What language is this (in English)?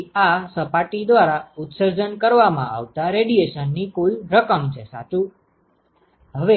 Gujarati